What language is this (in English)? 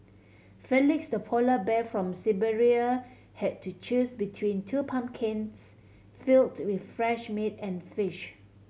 English